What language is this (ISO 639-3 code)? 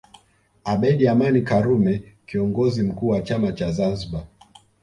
swa